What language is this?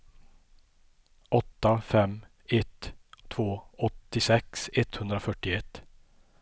Swedish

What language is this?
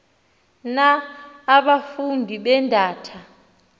Xhosa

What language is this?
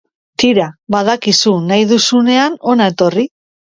Basque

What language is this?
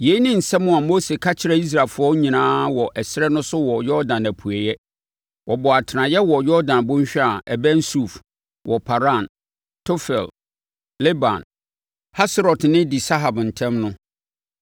Akan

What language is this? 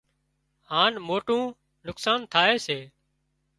Wadiyara Koli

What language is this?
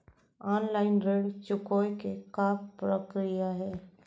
Chhattisgarhi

